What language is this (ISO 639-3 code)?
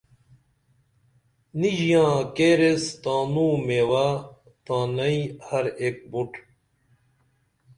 dml